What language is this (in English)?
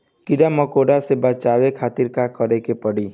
Bhojpuri